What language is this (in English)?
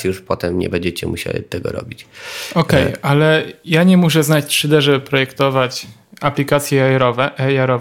Polish